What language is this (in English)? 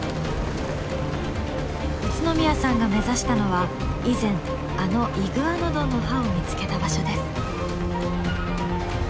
Japanese